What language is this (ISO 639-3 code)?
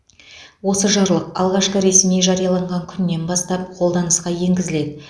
kaz